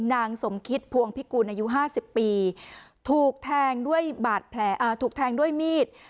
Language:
Thai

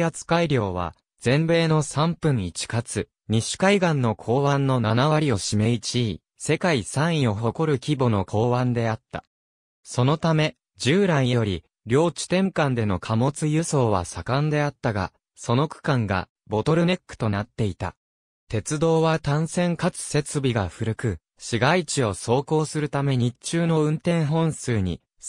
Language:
Japanese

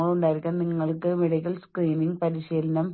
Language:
Malayalam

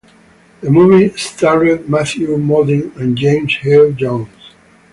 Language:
English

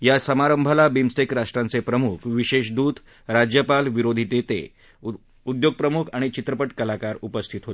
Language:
Marathi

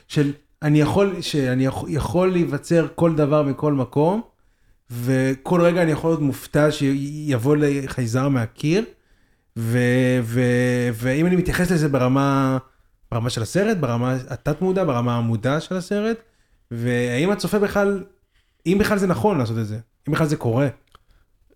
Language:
Hebrew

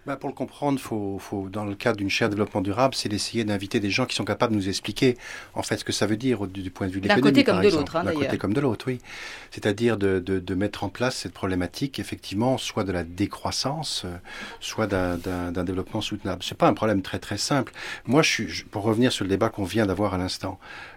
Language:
French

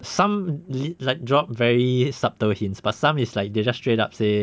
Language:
English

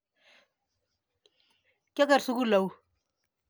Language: Kalenjin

